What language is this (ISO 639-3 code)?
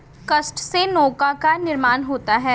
hin